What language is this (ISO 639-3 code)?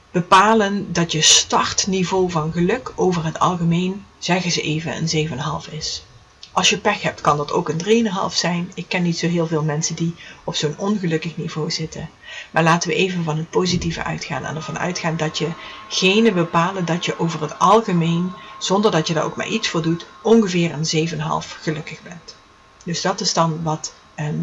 nld